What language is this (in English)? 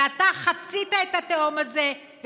Hebrew